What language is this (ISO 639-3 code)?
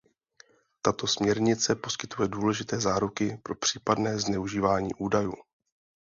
ces